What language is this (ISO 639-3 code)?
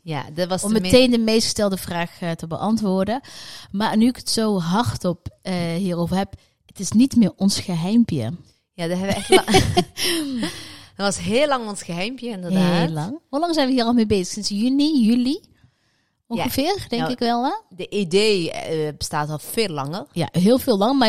nld